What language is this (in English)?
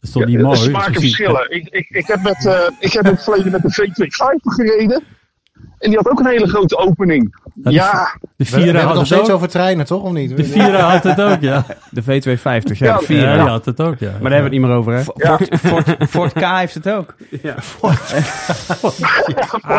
Dutch